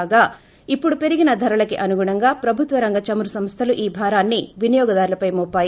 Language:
Telugu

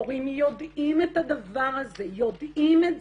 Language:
Hebrew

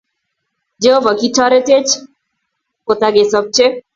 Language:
Kalenjin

